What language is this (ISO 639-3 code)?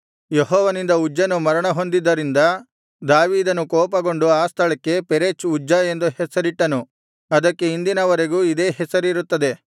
kan